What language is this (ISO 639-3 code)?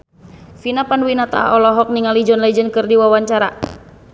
sun